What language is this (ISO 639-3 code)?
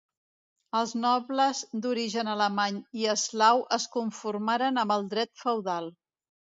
cat